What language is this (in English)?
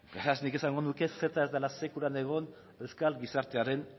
Basque